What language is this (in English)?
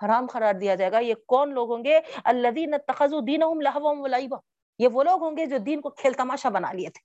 Urdu